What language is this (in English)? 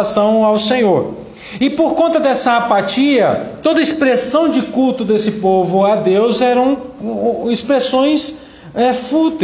Portuguese